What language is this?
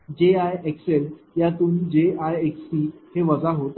Marathi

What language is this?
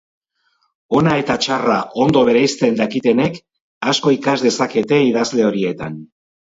Basque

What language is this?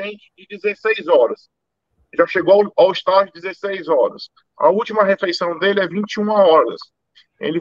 Portuguese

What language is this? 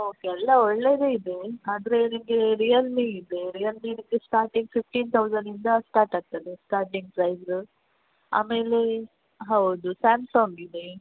Kannada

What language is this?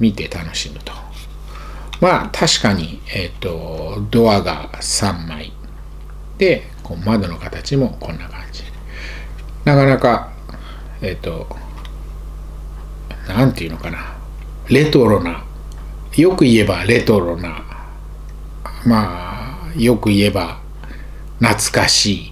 Japanese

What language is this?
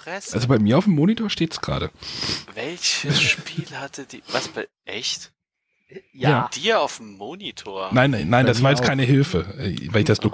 German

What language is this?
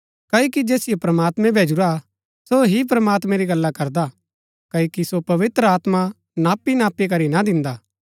Gaddi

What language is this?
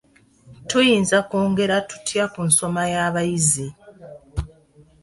Ganda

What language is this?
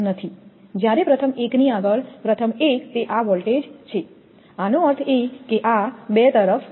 Gujarati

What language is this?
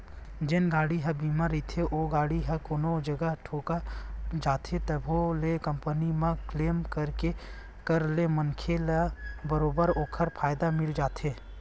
Chhattisgarhi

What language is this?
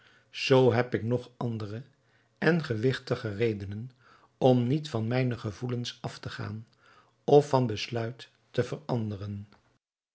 Dutch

